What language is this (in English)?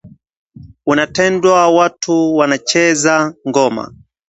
Swahili